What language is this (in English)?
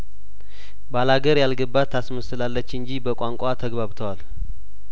Amharic